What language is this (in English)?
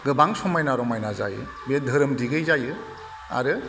Bodo